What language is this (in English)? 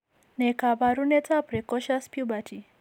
Kalenjin